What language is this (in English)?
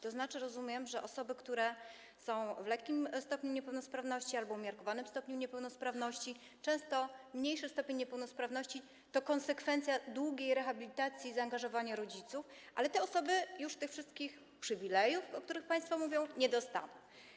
Polish